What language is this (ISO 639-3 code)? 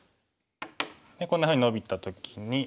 jpn